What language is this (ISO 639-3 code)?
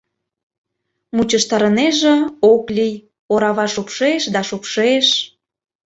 chm